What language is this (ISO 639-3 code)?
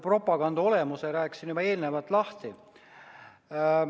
est